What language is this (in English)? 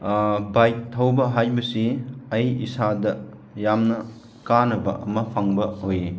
Manipuri